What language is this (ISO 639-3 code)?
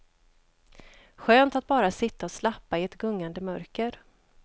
swe